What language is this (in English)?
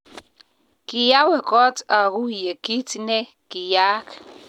Kalenjin